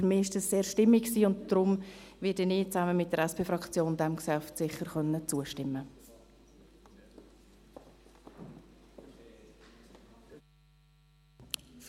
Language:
Swiss German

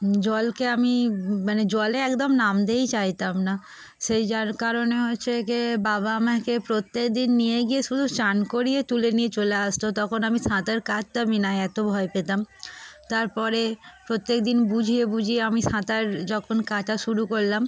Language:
Bangla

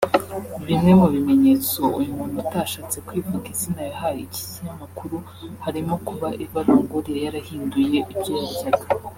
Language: Kinyarwanda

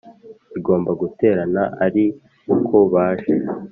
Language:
Kinyarwanda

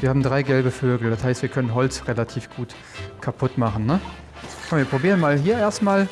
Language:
German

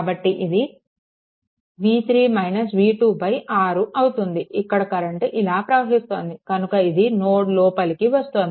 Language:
Telugu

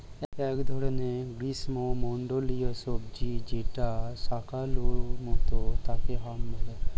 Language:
Bangla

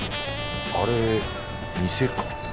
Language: Japanese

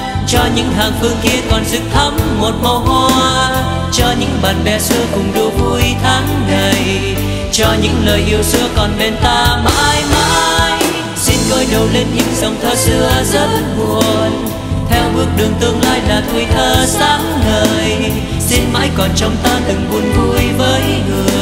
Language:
Vietnamese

